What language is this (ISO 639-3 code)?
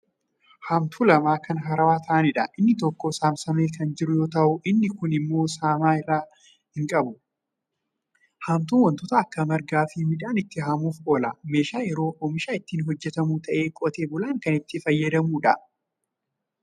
orm